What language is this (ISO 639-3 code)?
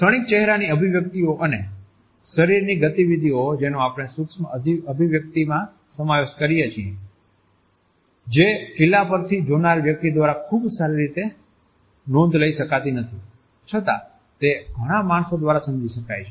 guj